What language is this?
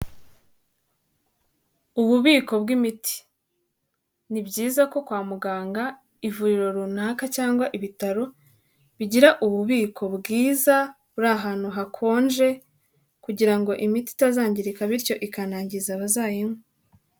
Kinyarwanda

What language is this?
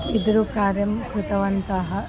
Sanskrit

